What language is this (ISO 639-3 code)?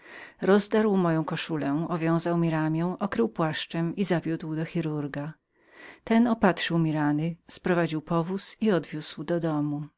pol